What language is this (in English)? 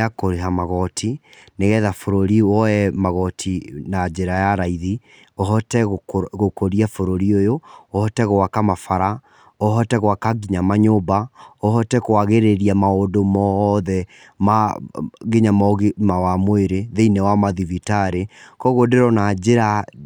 Kikuyu